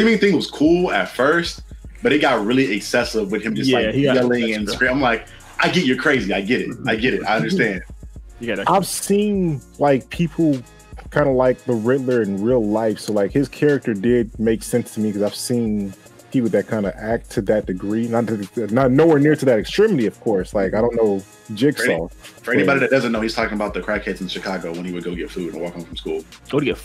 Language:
English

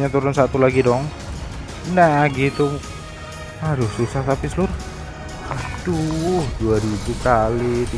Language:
Indonesian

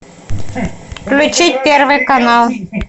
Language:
Russian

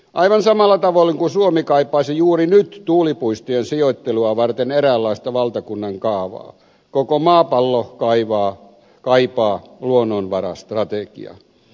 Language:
Finnish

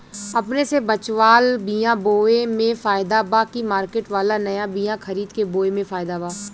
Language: Bhojpuri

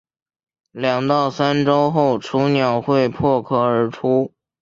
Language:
Chinese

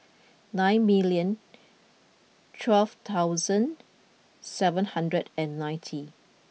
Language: English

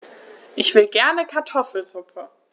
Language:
German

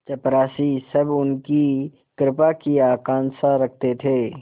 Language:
Hindi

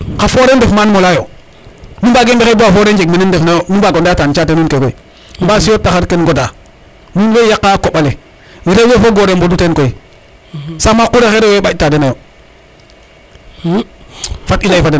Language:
Serer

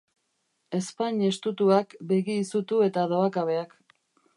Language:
Basque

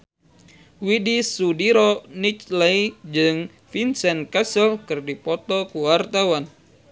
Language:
Sundanese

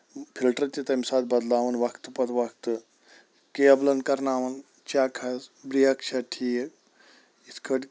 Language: Kashmiri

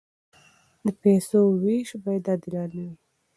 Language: Pashto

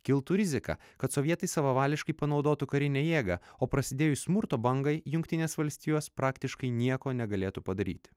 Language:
Lithuanian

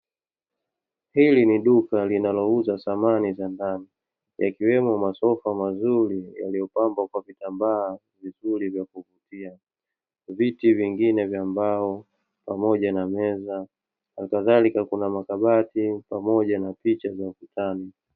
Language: Swahili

